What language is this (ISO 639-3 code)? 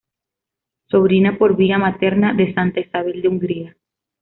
spa